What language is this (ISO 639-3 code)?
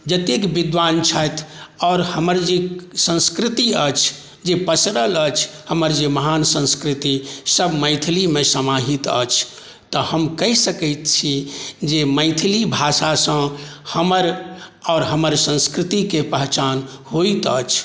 mai